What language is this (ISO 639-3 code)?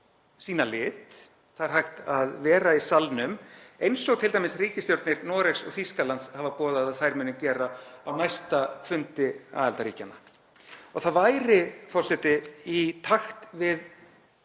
isl